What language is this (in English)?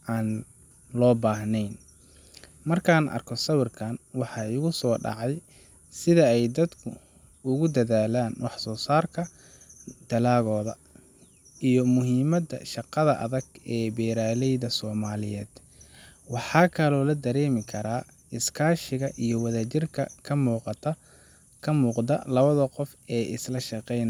Somali